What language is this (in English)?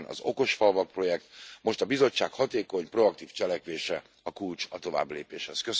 Hungarian